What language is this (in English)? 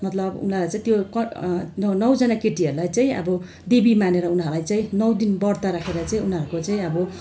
Nepali